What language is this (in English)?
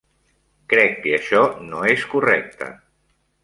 Catalan